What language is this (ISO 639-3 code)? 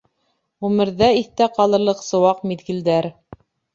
bak